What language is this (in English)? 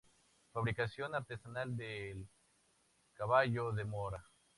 Spanish